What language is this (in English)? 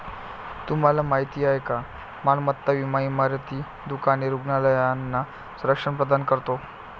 Marathi